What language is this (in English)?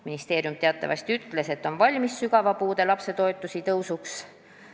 Estonian